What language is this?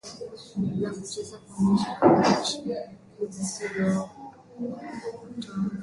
Swahili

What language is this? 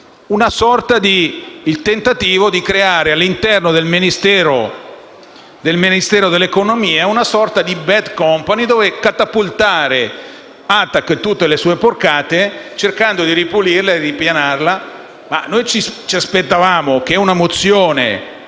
Italian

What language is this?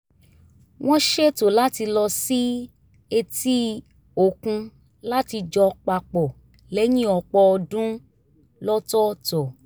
Yoruba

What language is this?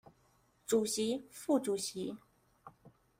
Chinese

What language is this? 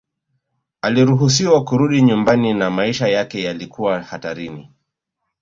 Swahili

